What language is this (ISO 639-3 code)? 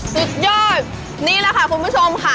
tha